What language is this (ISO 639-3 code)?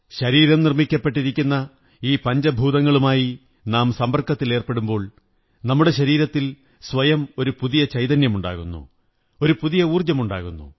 mal